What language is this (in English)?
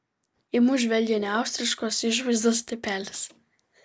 Lithuanian